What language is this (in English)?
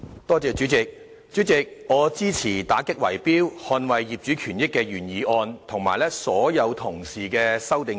Cantonese